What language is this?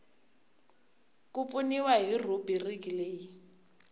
Tsonga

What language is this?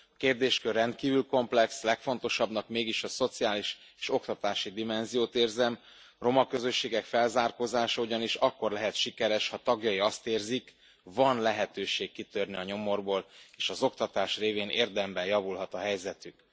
Hungarian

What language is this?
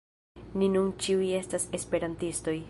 Esperanto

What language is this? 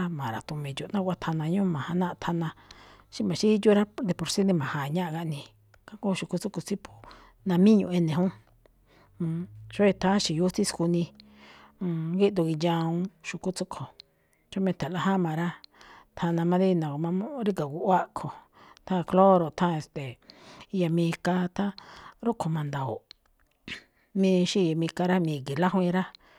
Malinaltepec Me'phaa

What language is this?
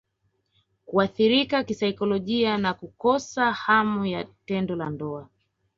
Swahili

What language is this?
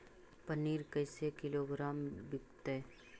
Magahi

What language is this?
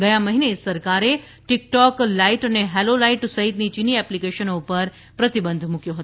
Gujarati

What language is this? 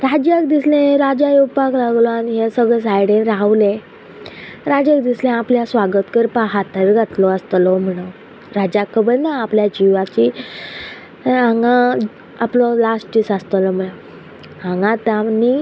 Konkani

